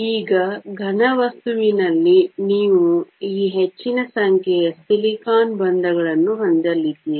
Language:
Kannada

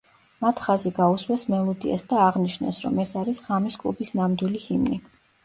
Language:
Georgian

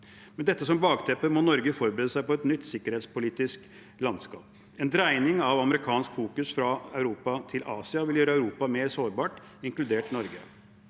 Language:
Norwegian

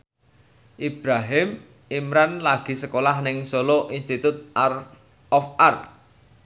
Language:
Javanese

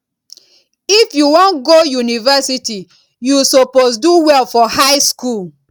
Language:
Nigerian Pidgin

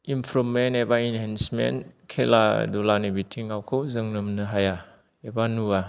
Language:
Bodo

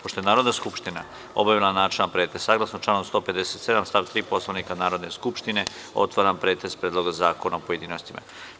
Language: Serbian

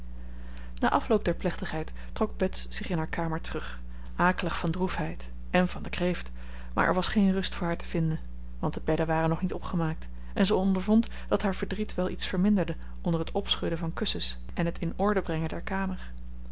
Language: Dutch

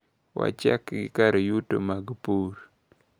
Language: Luo (Kenya and Tanzania)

